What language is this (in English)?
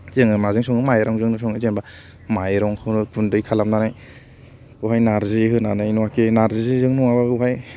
Bodo